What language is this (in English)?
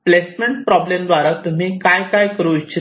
Marathi